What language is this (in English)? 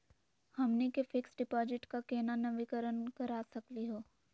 Magahi